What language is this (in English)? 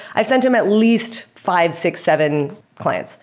English